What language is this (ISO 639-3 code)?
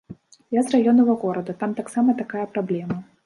bel